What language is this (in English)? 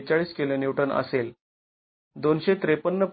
Marathi